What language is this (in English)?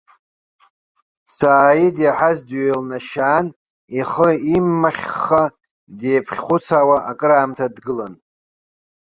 Abkhazian